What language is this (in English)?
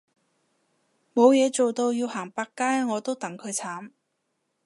Cantonese